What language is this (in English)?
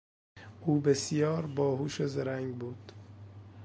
Persian